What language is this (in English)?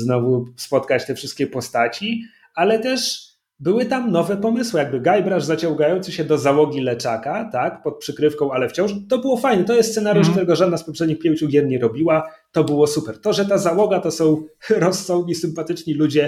Polish